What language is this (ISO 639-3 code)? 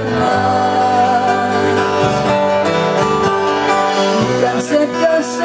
ell